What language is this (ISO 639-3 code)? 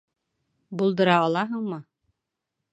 bak